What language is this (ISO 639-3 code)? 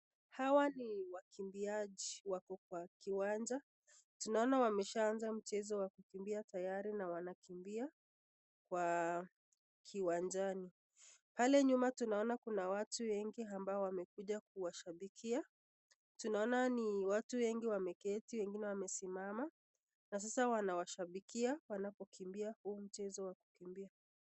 swa